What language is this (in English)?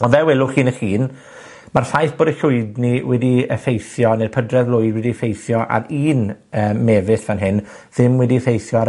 Welsh